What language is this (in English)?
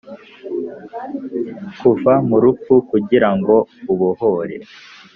Kinyarwanda